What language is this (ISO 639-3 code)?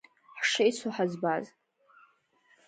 abk